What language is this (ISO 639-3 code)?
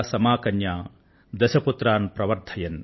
tel